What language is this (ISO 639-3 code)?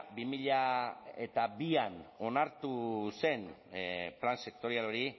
eus